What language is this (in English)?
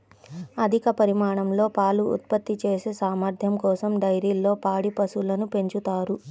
Telugu